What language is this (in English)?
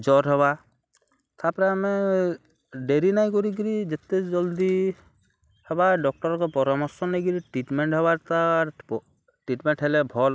Odia